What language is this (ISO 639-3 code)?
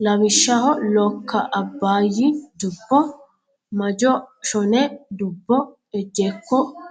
sid